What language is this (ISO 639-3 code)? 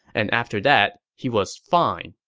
eng